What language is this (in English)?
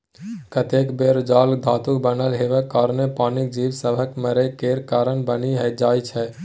Maithili